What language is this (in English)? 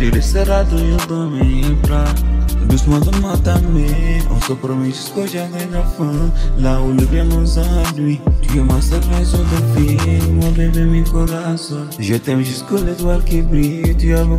Romanian